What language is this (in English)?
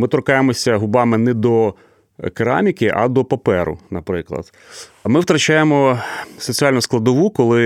Ukrainian